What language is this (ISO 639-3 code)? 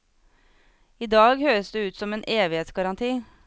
nor